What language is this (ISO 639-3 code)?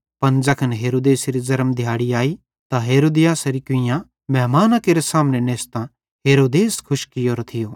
bhd